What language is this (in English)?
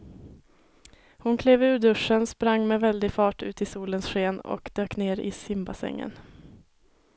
Swedish